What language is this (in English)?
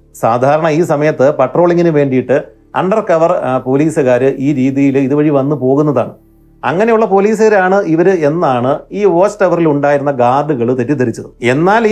Malayalam